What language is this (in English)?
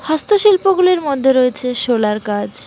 Bangla